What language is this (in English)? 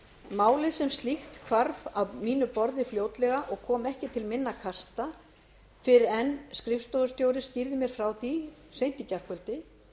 Icelandic